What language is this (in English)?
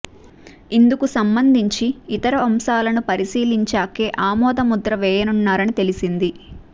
Telugu